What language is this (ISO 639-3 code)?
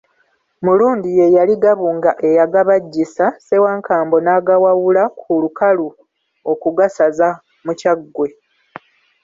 lug